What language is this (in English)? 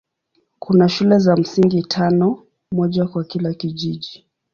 Swahili